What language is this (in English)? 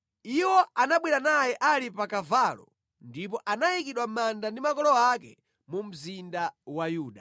Nyanja